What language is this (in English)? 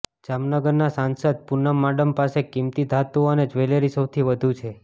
Gujarati